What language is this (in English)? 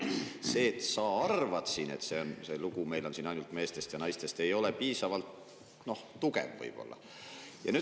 Estonian